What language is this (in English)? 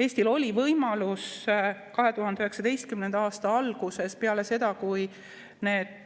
Estonian